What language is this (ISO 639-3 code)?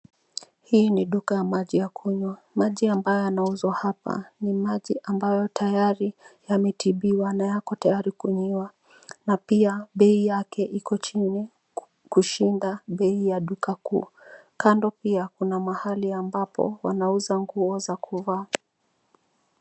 swa